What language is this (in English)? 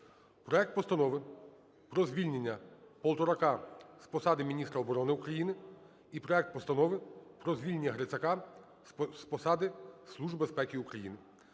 Ukrainian